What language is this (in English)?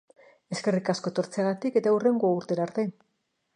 Basque